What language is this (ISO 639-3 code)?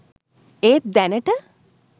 sin